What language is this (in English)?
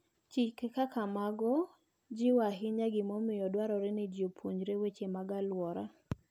Luo (Kenya and Tanzania)